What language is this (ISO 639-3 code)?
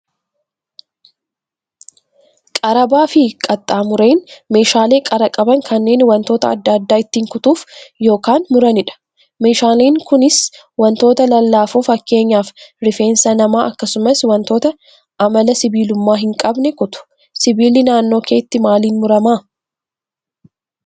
orm